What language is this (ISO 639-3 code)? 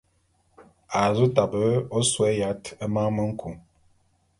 bum